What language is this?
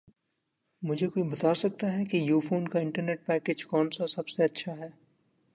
Urdu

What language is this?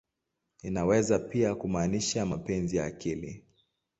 Swahili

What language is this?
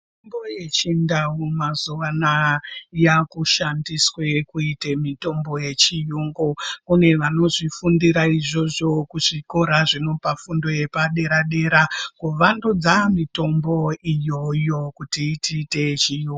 Ndau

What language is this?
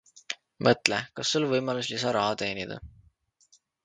Estonian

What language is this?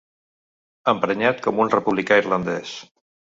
Catalan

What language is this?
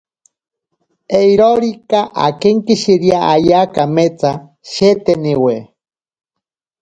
Ashéninka Perené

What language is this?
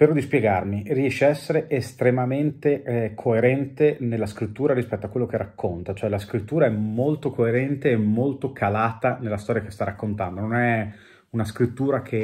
Italian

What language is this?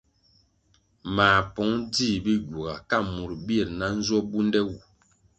Kwasio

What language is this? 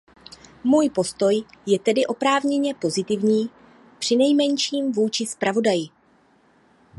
Czech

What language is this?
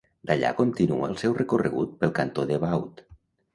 Catalan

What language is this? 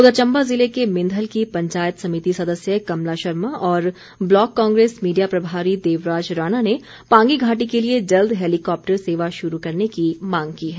Hindi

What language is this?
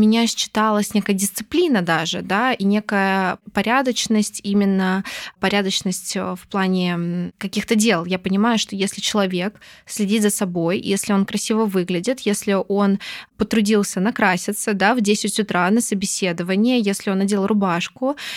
Russian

